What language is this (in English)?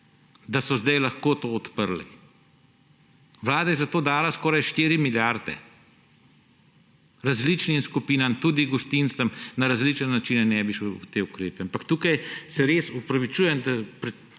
Slovenian